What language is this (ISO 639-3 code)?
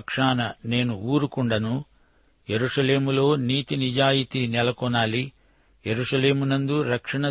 tel